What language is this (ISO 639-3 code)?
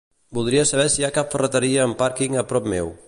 cat